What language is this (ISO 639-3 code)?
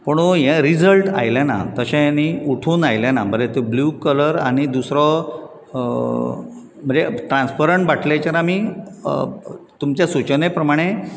kok